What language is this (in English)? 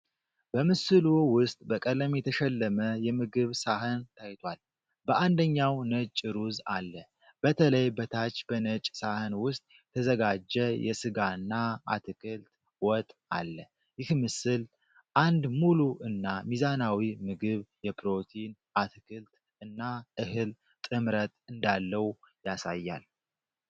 Amharic